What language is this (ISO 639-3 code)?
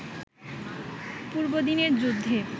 ben